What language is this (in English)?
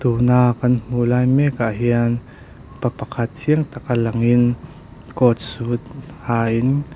Mizo